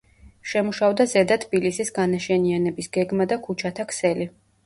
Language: Georgian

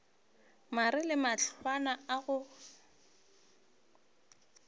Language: Northern Sotho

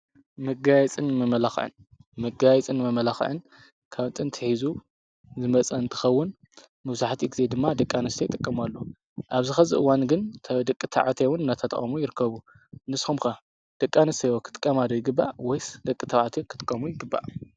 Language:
Tigrinya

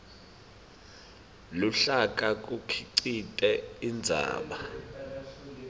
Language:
Swati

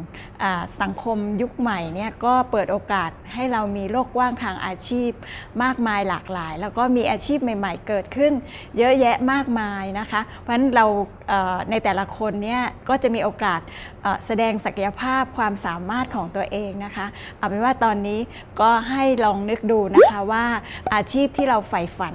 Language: Thai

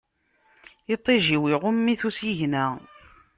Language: Kabyle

